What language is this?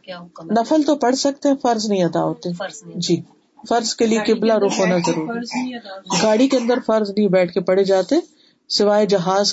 Urdu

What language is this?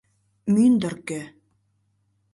Mari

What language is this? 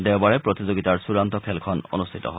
Assamese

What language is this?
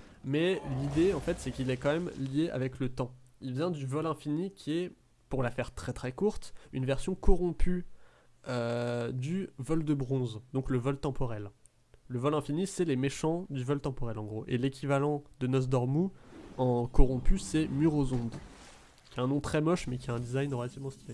French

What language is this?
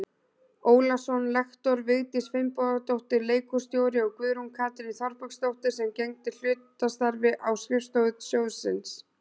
Icelandic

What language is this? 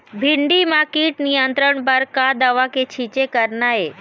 Chhattisgarhi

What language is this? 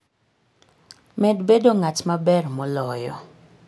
Luo (Kenya and Tanzania)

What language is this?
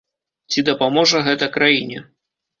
Belarusian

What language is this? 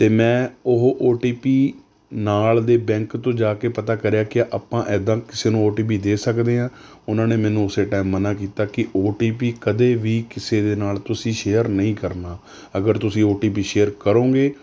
Punjabi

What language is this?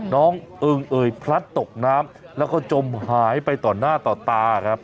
Thai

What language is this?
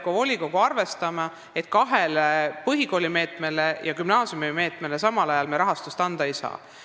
Estonian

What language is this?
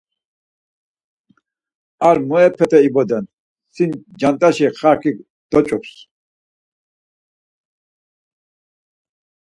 Laz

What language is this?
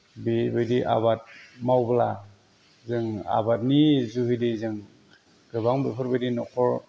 Bodo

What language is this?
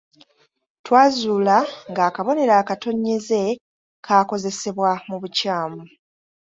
Ganda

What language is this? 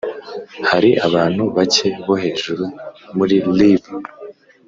Kinyarwanda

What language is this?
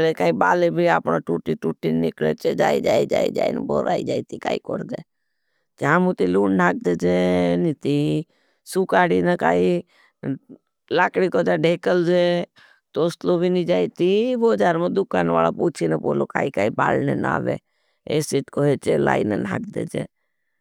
Bhili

